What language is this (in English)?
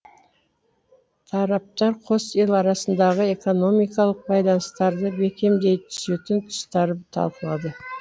Kazakh